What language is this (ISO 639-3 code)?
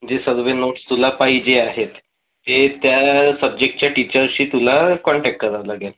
mar